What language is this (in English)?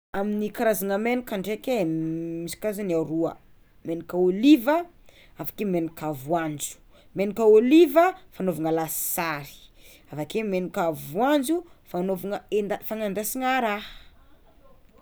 Tsimihety Malagasy